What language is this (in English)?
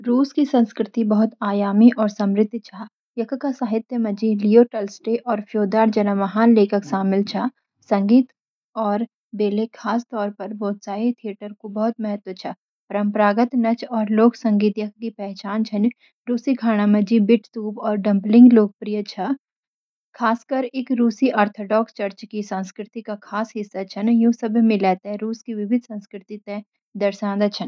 Garhwali